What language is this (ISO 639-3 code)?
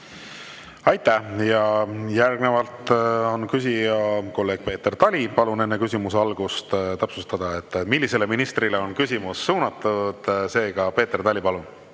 est